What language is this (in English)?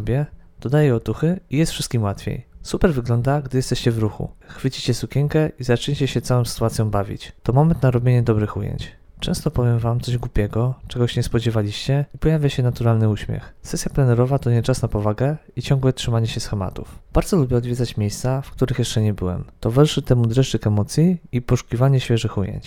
Polish